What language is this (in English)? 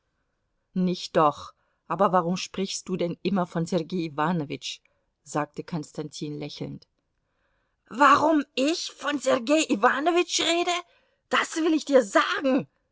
German